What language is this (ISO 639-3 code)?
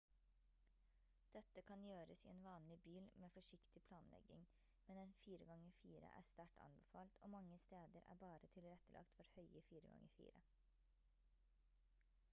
nob